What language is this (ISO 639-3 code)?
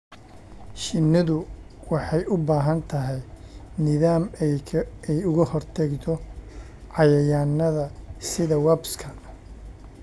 som